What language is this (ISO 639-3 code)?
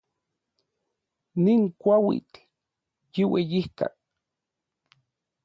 nlv